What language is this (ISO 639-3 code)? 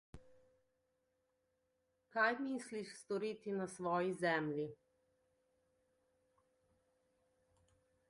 slv